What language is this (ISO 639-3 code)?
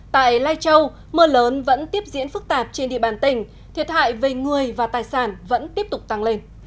vie